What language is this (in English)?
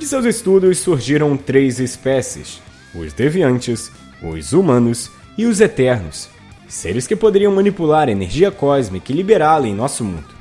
Portuguese